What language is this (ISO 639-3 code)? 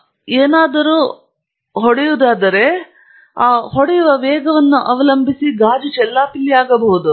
kan